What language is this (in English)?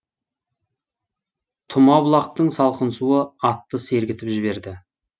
Kazakh